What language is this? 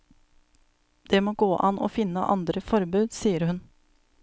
Norwegian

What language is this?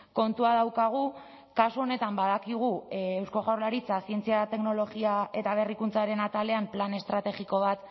Basque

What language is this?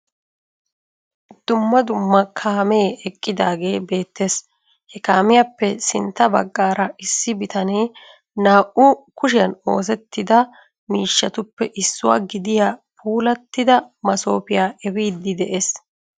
Wolaytta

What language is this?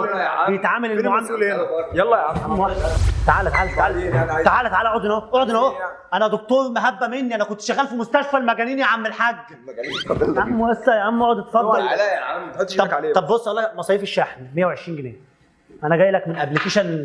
Arabic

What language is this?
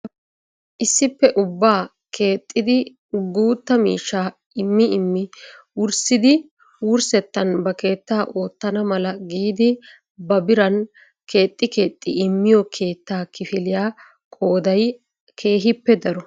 Wolaytta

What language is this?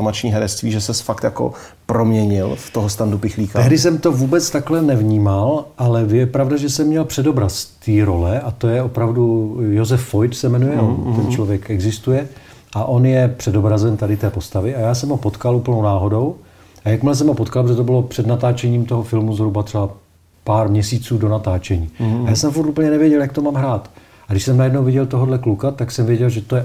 Czech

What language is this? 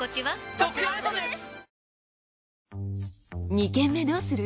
Japanese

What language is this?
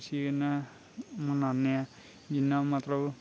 Dogri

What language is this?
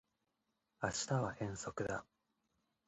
Japanese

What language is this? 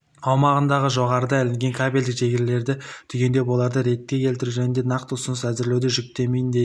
Kazakh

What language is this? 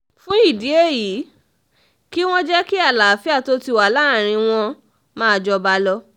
Yoruba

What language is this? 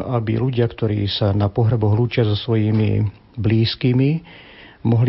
Slovak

